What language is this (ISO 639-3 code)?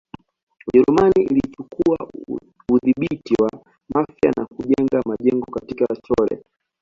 swa